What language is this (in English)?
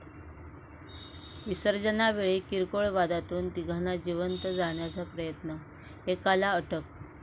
Marathi